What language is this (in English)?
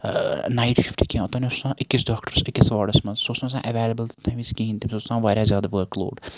Kashmiri